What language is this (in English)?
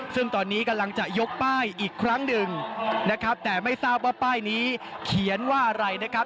Thai